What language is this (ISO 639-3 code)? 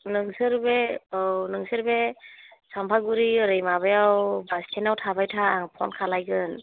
brx